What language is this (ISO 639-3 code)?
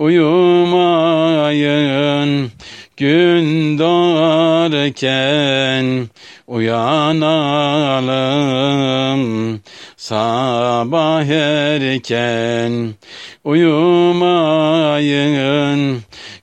tur